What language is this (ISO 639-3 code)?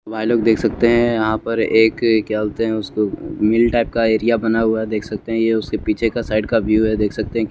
hin